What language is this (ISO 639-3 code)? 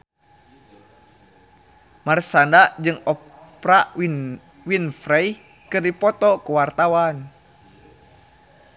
sun